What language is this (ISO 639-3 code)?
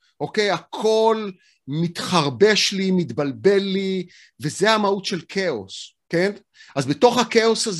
heb